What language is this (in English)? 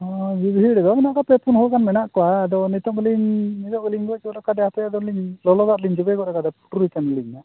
Santali